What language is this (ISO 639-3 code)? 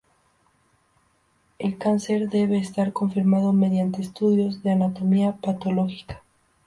spa